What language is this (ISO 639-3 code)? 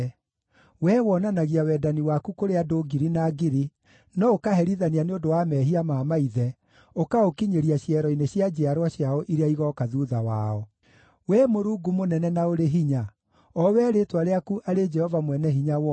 kik